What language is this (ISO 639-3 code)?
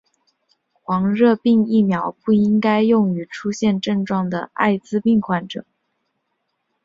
zho